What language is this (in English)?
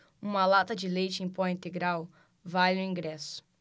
Portuguese